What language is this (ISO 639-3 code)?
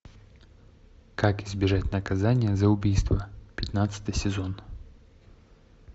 rus